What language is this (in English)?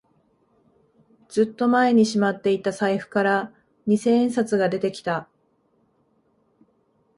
Japanese